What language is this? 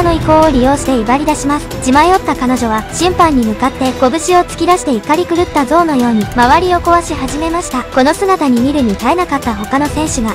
Japanese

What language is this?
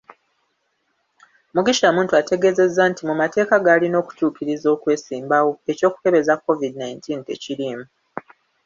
Ganda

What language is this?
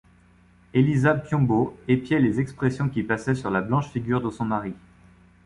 French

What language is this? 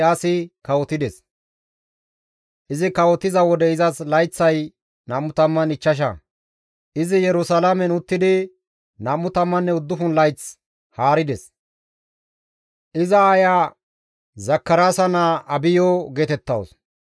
Gamo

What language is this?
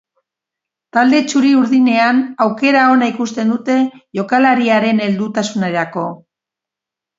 Basque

